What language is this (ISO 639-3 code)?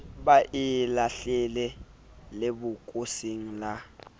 sot